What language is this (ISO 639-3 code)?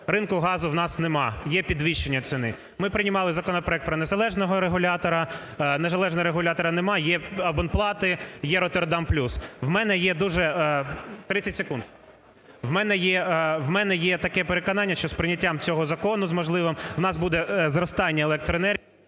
ukr